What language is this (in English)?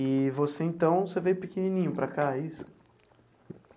Portuguese